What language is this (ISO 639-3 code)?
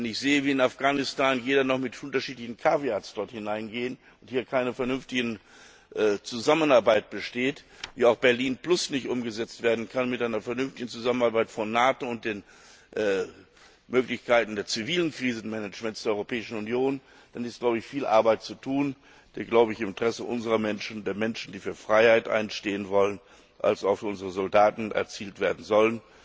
deu